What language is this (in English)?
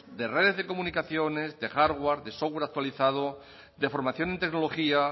Spanish